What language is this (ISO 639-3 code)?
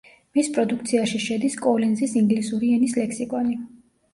kat